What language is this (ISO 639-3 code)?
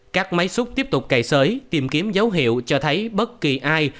vie